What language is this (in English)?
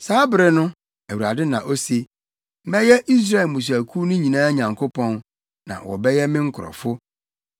Akan